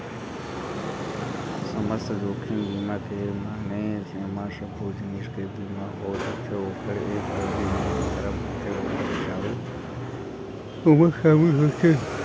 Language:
Chhattisgarhi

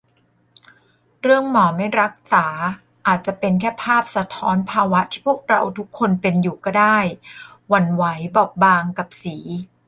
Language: Thai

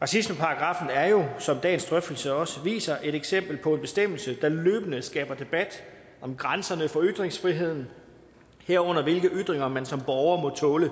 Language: Danish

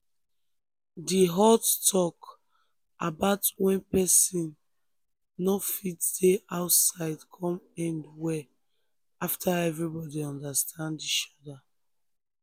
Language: Nigerian Pidgin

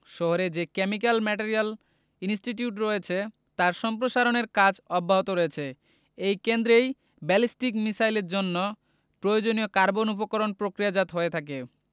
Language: Bangla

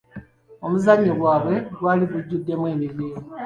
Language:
Ganda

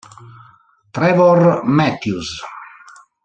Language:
Italian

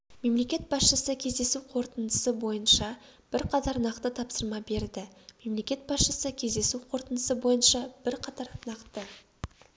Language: Kazakh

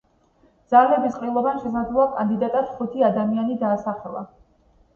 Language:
Georgian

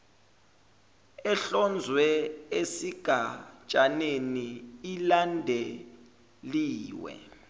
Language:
Zulu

